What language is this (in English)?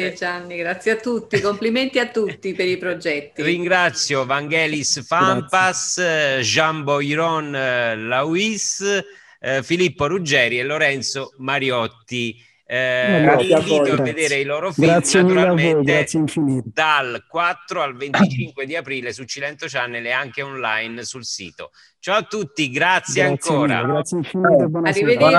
Italian